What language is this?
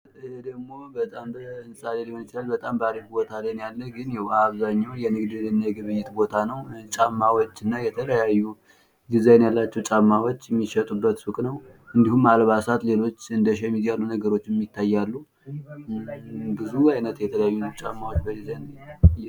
Amharic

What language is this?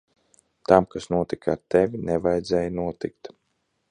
Latvian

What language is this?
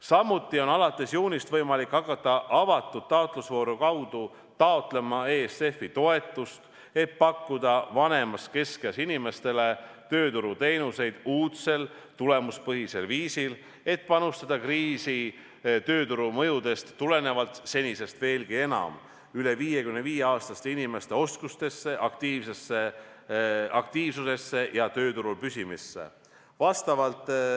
Estonian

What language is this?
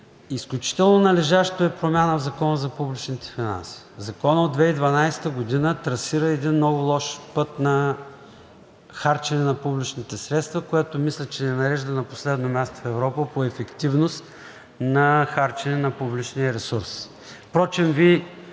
Bulgarian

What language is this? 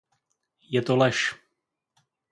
Czech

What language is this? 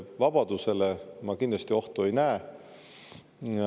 Estonian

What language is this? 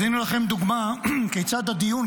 Hebrew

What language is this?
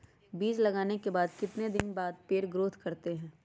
Magahi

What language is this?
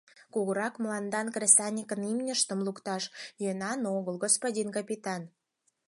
Mari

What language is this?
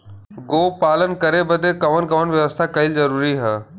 Bhojpuri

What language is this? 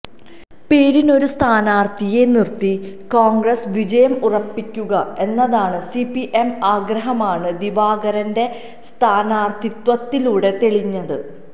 Malayalam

